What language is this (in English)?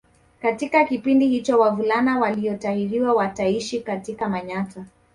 Swahili